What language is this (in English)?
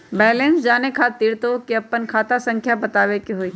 Magahi